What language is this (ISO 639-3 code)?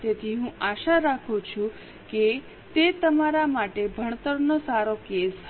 guj